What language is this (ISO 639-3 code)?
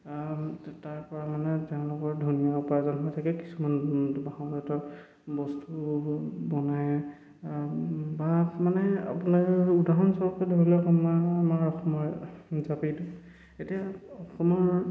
asm